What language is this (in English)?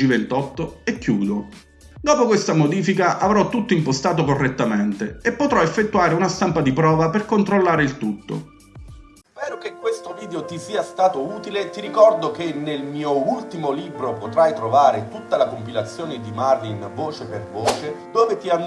Italian